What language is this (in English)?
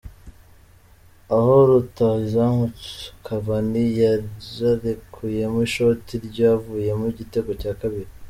Kinyarwanda